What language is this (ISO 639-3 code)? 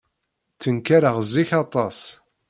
kab